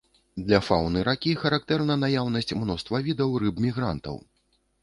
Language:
Belarusian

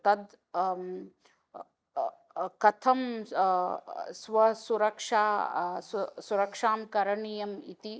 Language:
Sanskrit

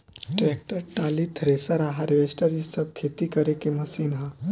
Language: Bhojpuri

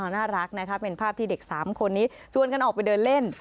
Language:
Thai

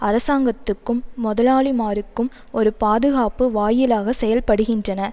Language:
Tamil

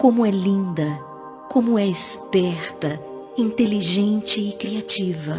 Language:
Portuguese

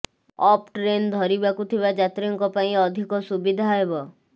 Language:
Odia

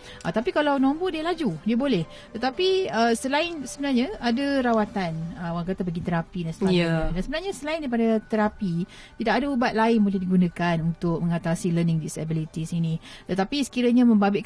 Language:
Malay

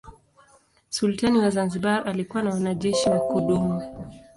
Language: Swahili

